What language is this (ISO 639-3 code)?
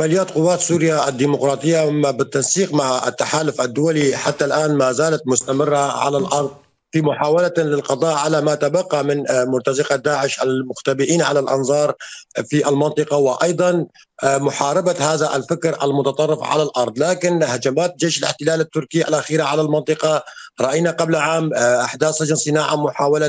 ara